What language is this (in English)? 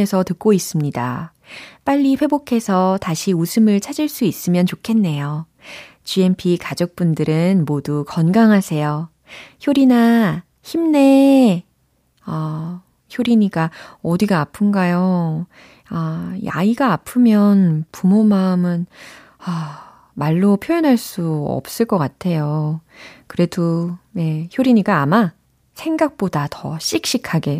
Korean